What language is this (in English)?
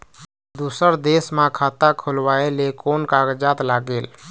Chhattisgarhi